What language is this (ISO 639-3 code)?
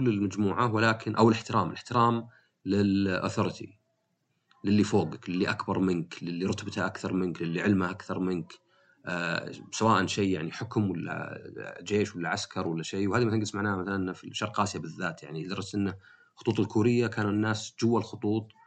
ara